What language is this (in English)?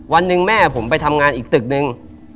Thai